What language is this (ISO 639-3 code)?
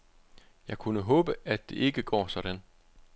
dan